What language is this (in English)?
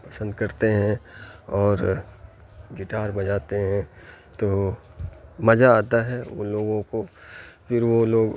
Urdu